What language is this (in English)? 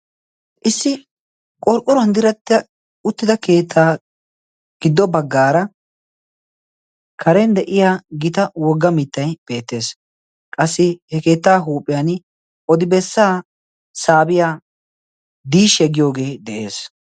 Wolaytta